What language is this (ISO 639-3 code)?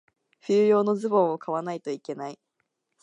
jpn